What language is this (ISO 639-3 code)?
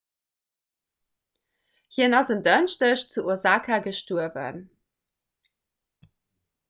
ltz